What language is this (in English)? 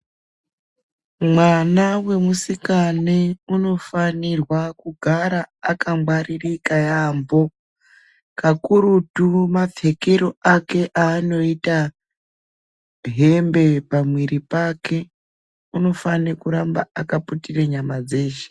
Ndau